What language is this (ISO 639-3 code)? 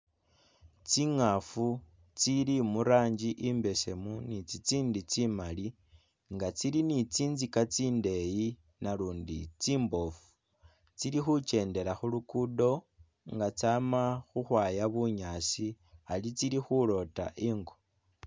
myx